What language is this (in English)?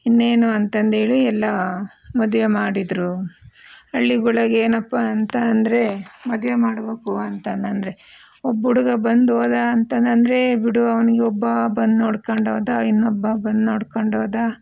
Kannada